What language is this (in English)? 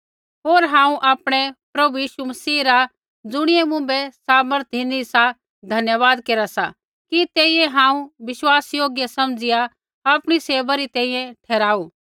Kullu Pahari